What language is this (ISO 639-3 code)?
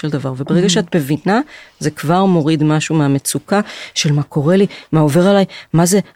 heb